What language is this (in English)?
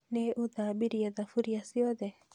Kikuyu